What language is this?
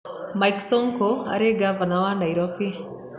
Kikuyu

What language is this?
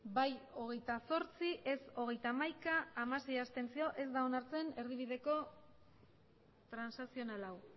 Basque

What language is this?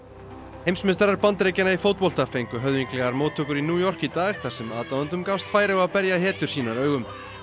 Icelandic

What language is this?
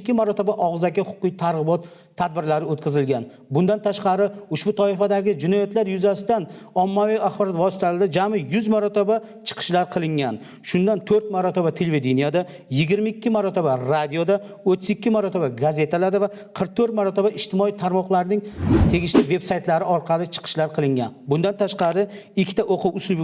Turkish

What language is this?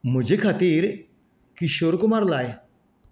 Konkani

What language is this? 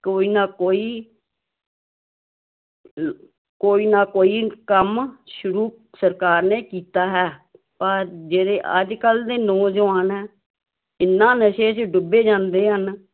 Punjabi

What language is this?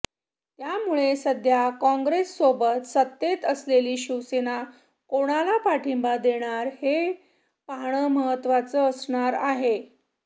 Marathi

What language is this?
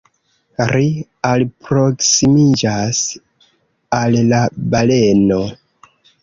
Esperanto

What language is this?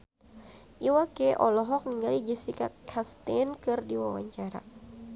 Sundanese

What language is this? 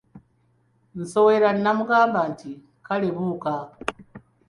Ganda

